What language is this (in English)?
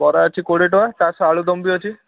Odia